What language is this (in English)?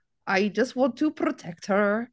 Welsh